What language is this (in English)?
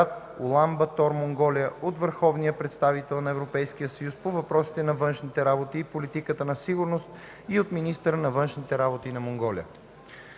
Bulgarian